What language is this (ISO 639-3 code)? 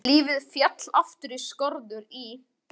isl